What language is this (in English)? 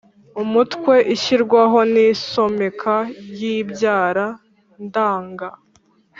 Kinyarwanda